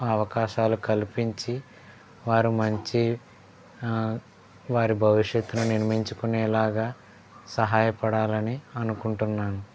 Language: Telugu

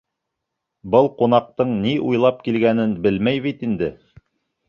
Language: Bashkir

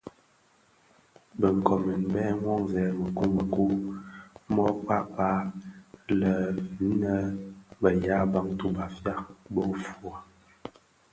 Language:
Bafia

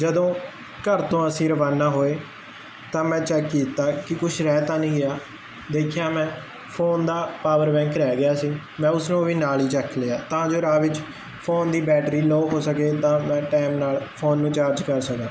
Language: Punjabi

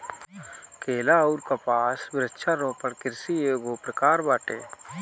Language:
Bhojpuri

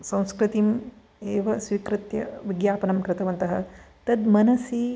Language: Sanskrit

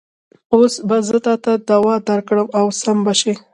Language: Pashto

